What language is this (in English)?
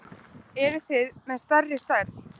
Icelandic